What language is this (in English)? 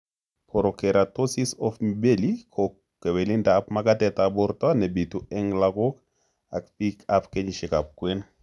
Kalenjin